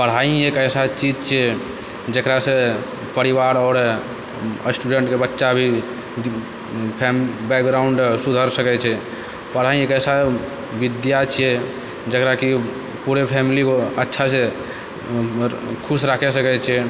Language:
Maithili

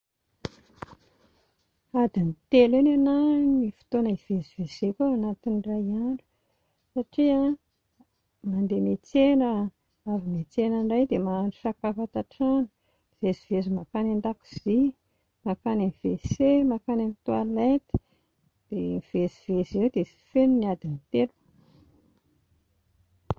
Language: Malagasy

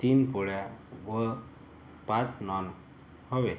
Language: Marathi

